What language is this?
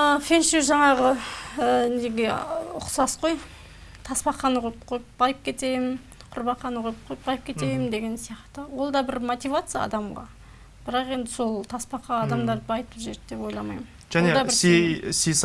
Turkish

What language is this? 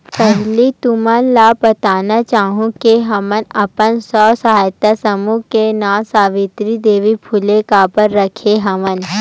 Chhattisgarhi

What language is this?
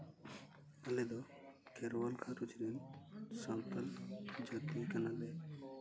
Santali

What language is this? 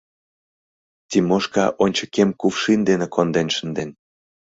Mari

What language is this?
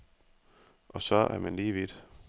Danish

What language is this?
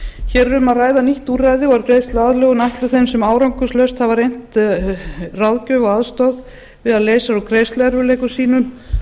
Icelandic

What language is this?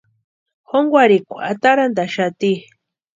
Western Highland Purepecha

